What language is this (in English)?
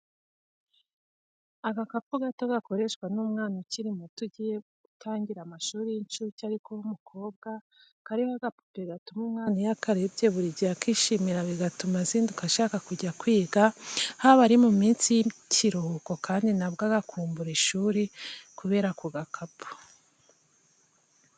Kinyarwanda